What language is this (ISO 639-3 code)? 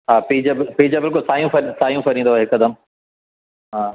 snd